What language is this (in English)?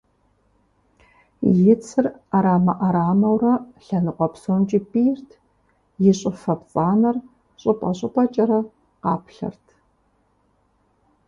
Kabardian